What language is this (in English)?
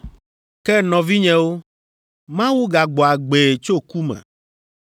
Ewe